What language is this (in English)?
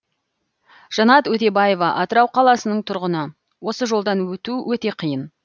Kazakh